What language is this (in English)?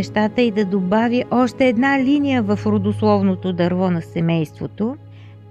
Bulgarian